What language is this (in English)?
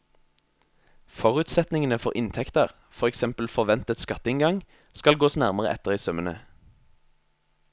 Norwegian